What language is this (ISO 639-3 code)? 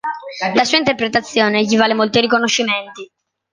ita